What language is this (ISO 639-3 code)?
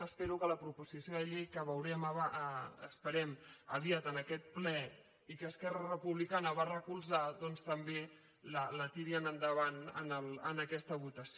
cat